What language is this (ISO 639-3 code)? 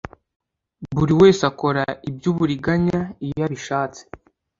kin